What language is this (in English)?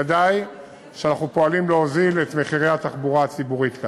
Hebrew